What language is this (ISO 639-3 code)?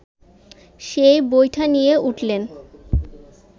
ben